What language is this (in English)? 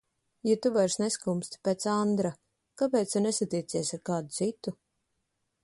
Latvian